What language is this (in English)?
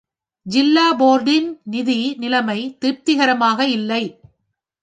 Tamil